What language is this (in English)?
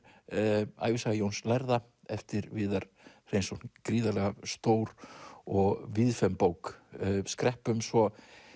Icelandic